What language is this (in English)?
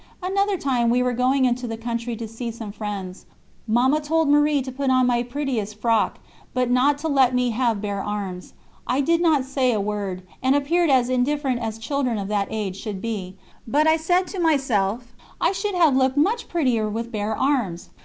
English